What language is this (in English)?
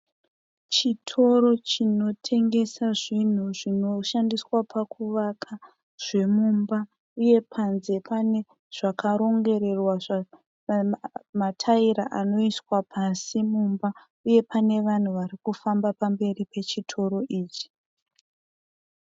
Shona